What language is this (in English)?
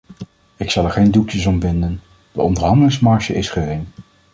Dutch